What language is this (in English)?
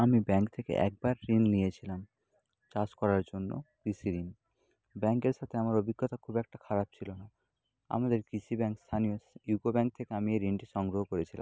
Bangla